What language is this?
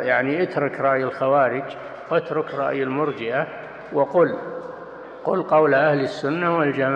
Arabic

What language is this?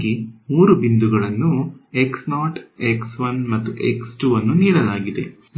Kannada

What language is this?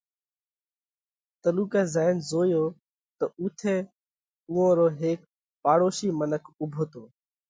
Parkari Koli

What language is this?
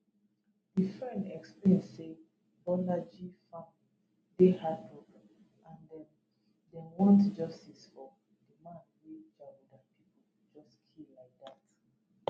Nigerian Pidgin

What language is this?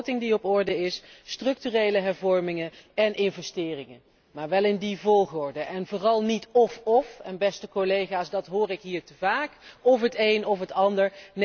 Dutch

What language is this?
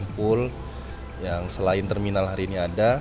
Indonesian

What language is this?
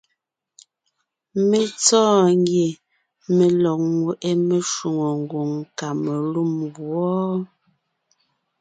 Ngiemboon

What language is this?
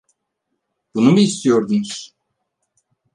Turkish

